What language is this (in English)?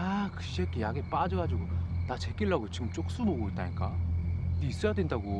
Korean